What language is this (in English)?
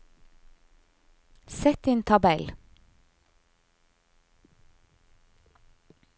Norwegian